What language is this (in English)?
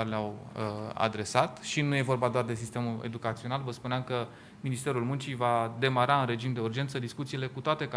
Romanian